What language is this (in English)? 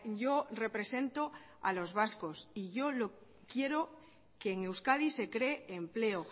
Spanish